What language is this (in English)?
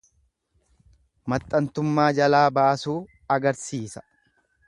Oromo